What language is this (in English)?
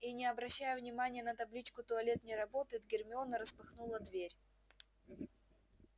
Russian